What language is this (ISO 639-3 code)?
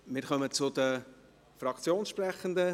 gsw